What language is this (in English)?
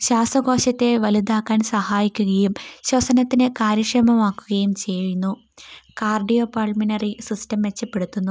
Malayalam